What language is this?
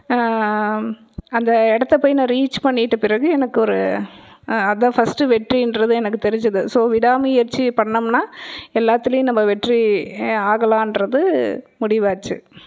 Tamil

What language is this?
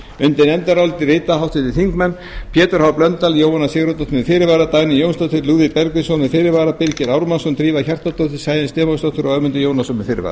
Icelandic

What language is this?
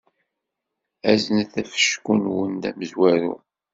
Kabyle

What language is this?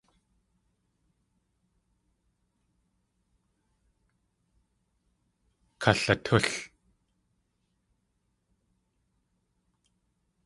Tlingit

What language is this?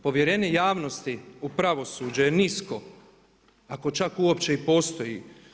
Croatian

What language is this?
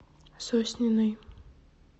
Russian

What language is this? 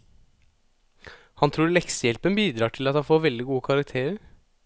Norwegian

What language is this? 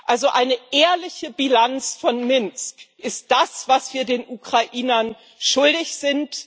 German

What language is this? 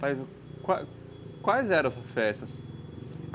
Portuguese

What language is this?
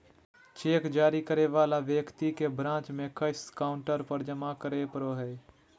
Magahi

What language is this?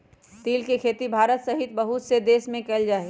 Magahi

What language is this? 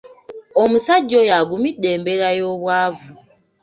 Ganda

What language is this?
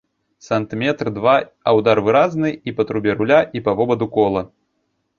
Belarusian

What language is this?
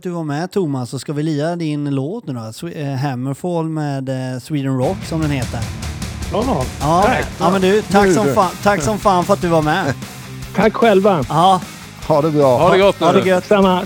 Swedish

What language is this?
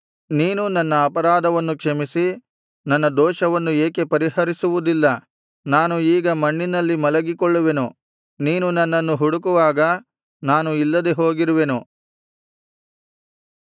Kannada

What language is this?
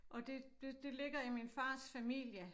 Danish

